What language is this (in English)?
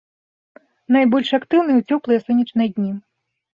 Belarusian